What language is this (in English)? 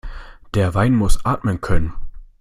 German